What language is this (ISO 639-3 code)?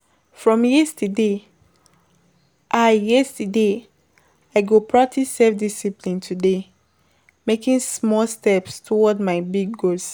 pcm